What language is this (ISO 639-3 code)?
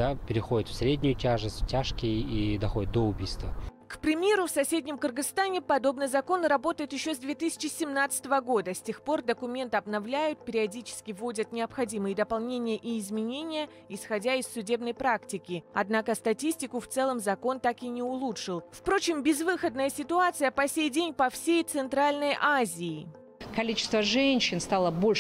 rus